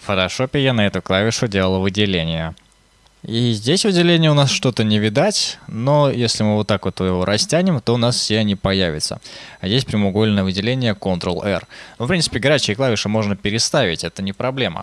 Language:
Russian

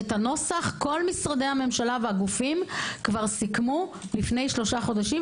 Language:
Hebrew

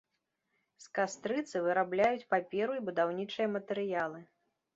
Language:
Belarusian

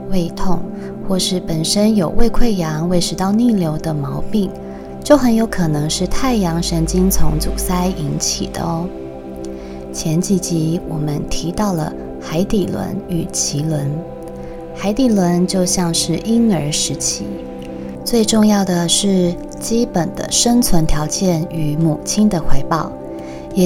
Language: Chinese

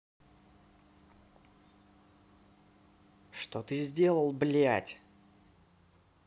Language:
Russian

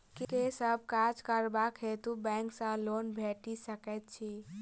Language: Maithili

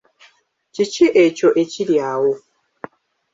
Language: Ganda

